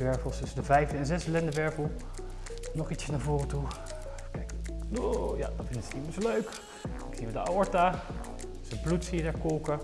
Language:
Dutch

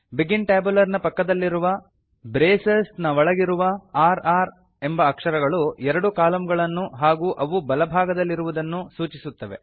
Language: Kannada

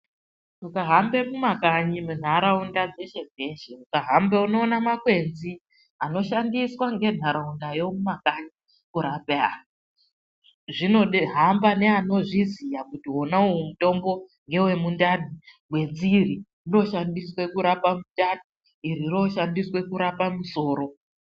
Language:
Ndau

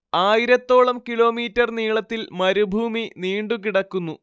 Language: Malayalam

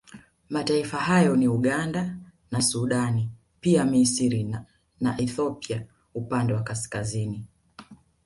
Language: Swahili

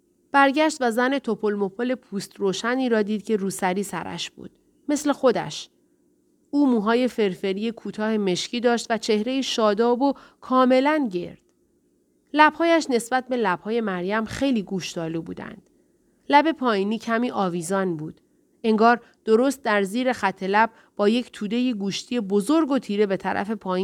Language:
Persian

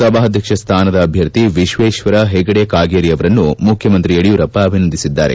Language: Kannada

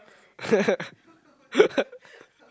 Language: English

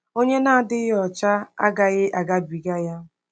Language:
Igbo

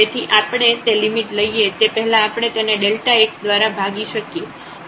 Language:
Gujarati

